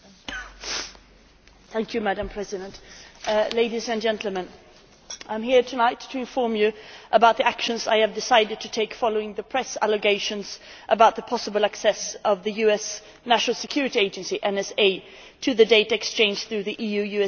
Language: English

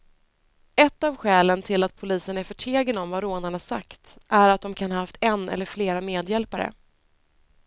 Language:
Swedish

